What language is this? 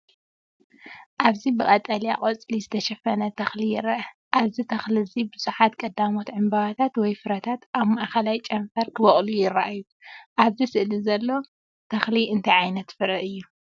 Tigrinya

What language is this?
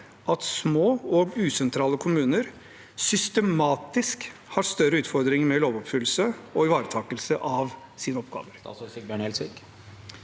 Norwegian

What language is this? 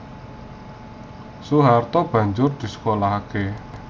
Javanese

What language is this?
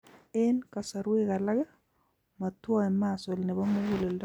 Kalenjin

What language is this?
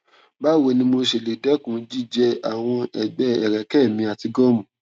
Yoruba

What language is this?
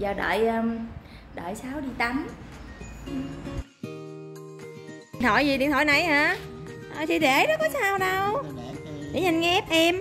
Vietnamese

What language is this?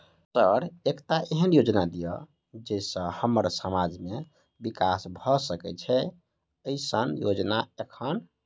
Maithili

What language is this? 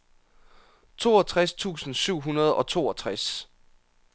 Danish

